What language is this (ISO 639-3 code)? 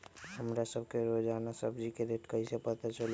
mag